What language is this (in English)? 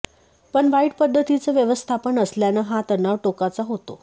Marathi